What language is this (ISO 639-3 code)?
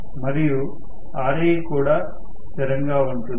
tel